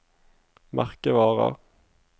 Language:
Norwegian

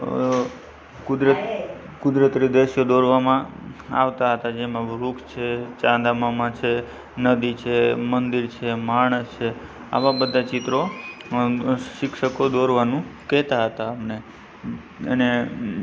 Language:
Gujarati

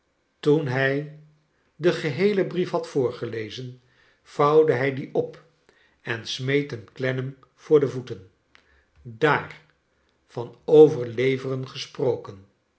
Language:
Dutch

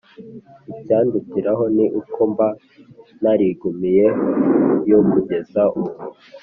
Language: Kinyarwanda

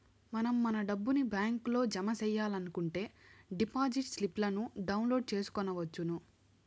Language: Telugu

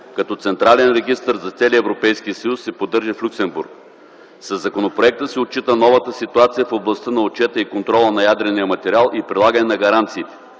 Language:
Bulgarian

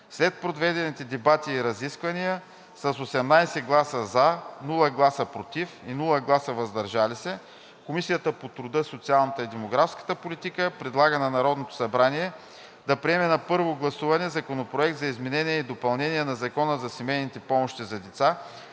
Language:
Bulgarian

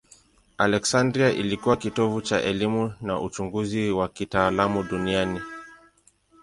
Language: Swahili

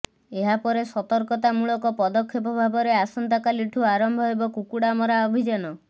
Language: Odia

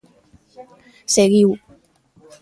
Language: Galician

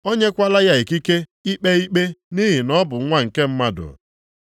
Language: Igbo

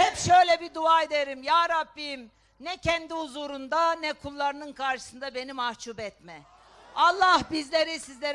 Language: Turkish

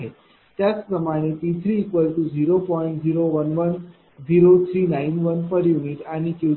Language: Marathi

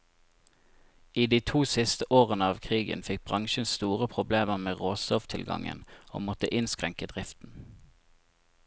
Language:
Norwegian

